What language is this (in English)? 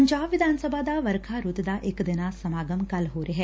Punjabi